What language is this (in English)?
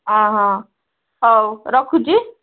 Odia